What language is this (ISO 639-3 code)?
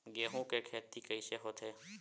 hne